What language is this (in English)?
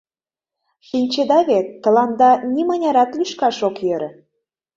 Mari